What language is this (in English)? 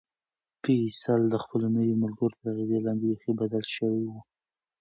Pashto